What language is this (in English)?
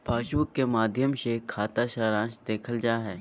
Magahi